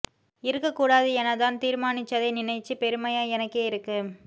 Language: Tamil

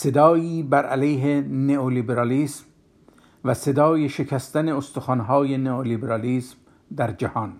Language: Persian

